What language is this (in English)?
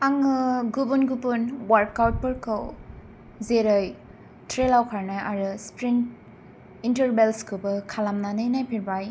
Bodo